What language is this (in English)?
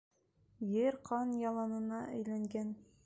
Bashkir